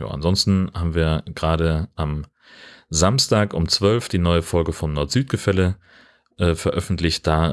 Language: German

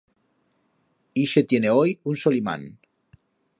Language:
Aragonese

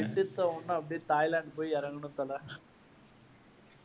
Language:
Tamil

